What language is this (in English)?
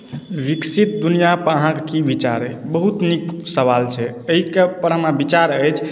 Maithili